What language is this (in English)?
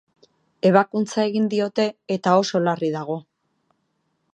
Basque